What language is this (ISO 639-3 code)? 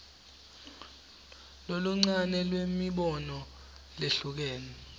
ssw